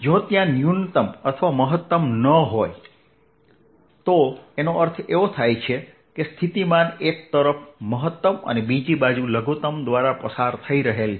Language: Gujarati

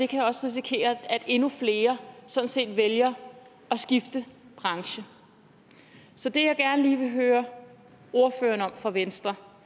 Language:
Danish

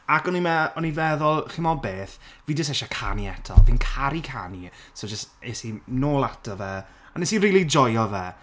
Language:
Welsh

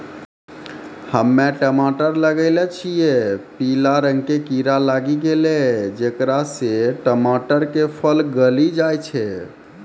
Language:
Maithili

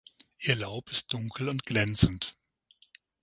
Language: German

